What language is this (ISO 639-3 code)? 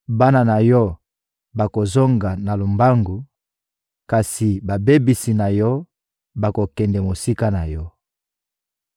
lin